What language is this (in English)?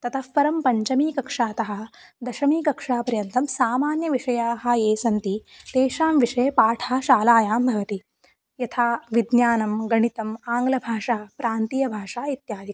Sanskrit